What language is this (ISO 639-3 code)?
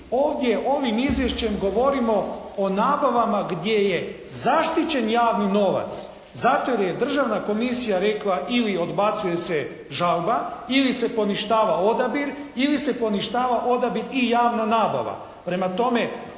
hrv